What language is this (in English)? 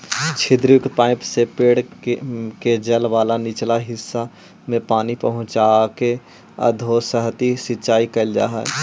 Magahi